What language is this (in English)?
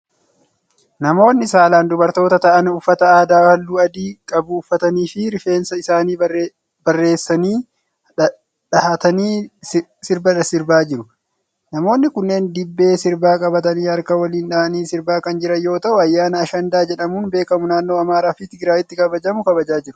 Oromo